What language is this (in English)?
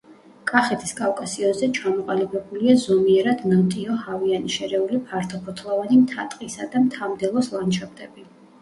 Georgian